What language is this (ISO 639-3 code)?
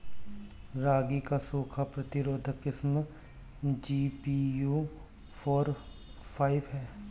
bho